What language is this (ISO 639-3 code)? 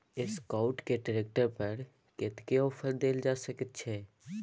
mai